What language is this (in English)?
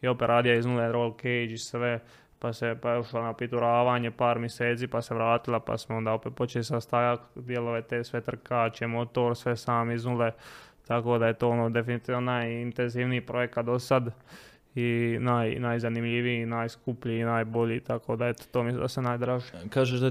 Croatian